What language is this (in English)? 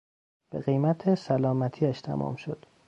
Persian